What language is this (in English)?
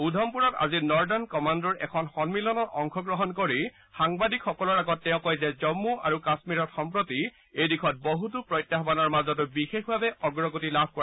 Assamese